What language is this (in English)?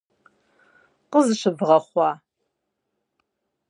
Kabardian